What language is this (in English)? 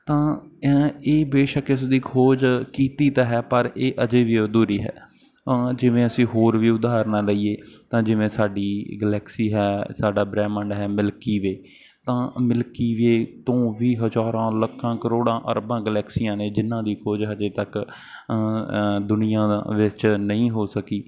Punjabi